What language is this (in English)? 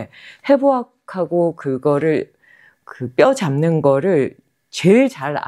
Korean